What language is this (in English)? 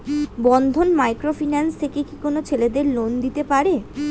Bangla